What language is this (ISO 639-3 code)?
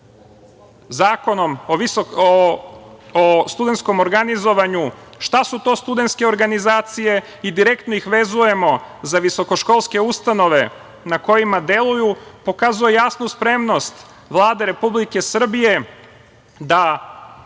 srp